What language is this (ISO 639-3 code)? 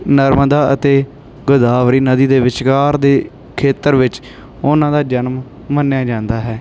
pan